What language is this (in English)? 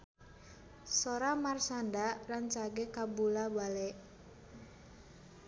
Sundanese